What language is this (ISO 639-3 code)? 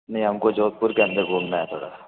hin